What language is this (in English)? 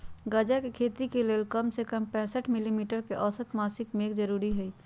Magahi